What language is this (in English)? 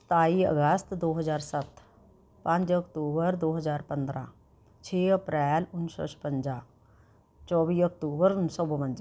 Punjabi